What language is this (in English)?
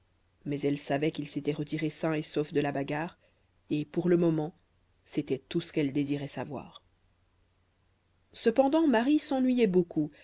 French